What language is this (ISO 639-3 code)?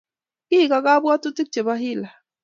kln